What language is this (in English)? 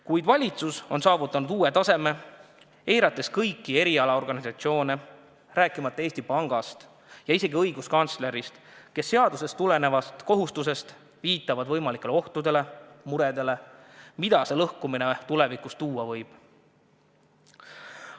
Estonian